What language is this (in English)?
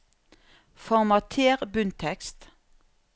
Norwegian